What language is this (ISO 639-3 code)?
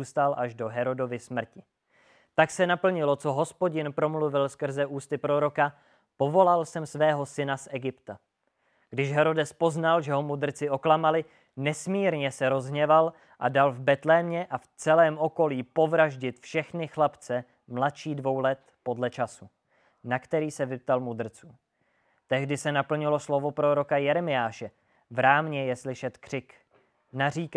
ces